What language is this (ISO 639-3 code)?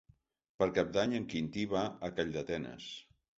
cat